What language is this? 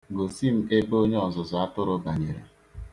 Igbo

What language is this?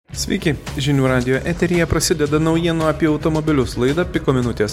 Lithuanian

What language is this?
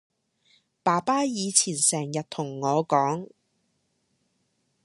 Cantonese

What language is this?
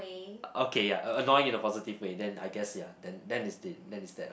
English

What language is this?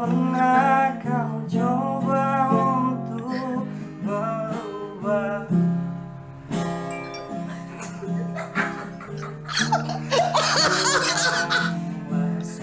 Indonesian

